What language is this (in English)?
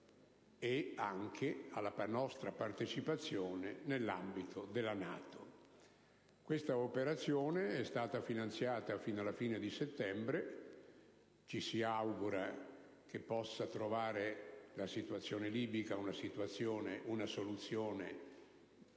Italian